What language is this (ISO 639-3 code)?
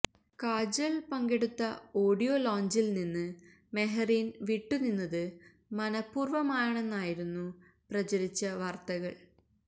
mal